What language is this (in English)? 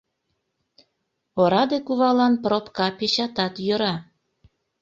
Mari